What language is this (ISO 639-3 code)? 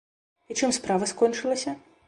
bel